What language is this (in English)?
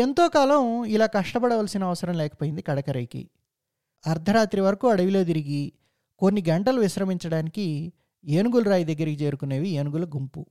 Telugu